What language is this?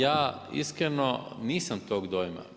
Croatian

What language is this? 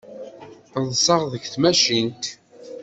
Kabyle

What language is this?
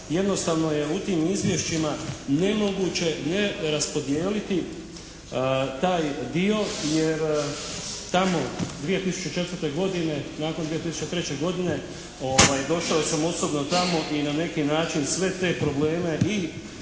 Croatian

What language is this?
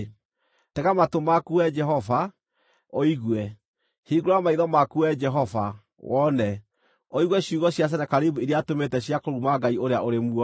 Kikuyu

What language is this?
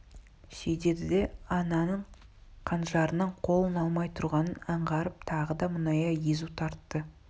Kazakh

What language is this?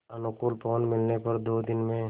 Hindi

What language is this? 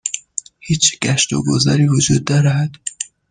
Persian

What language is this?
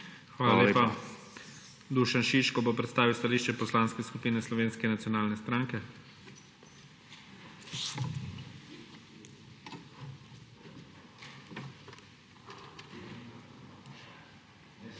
Slovenian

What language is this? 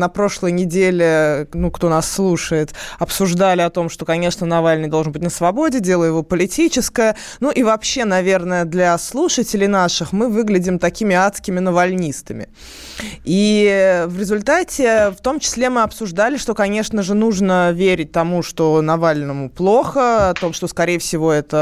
Russian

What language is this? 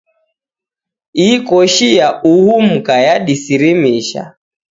Taita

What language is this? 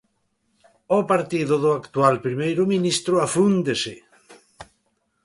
Galician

